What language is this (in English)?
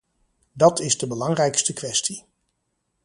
Dutch